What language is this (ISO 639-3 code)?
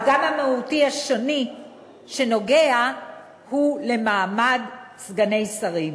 heb